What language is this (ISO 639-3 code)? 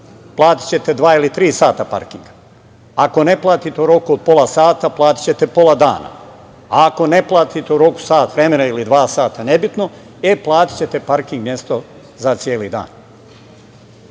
srp